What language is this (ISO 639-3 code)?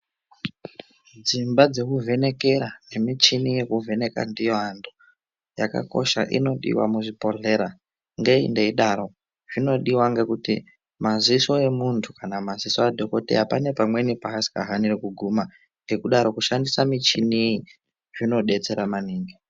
ndc